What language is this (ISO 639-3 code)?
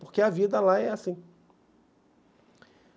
por